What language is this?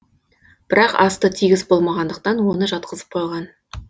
Kazakh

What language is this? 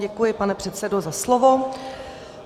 Czech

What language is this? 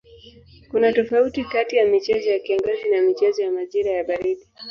Swahili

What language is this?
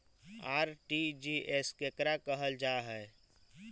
Magahi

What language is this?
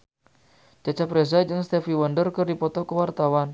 Sundanese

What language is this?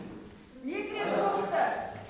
Kazakh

